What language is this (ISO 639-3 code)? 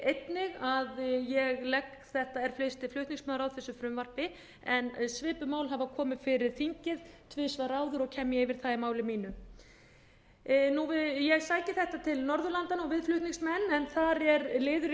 isl